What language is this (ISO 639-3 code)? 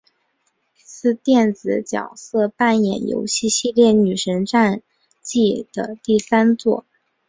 zho